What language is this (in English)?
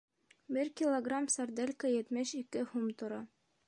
Bashkir